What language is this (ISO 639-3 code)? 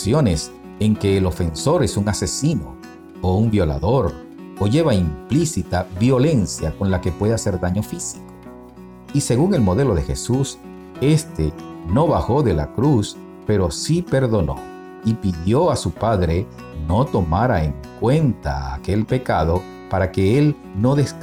spa